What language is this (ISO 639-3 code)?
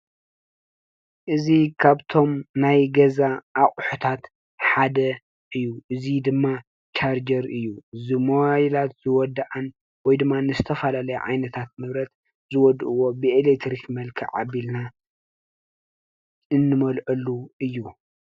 tir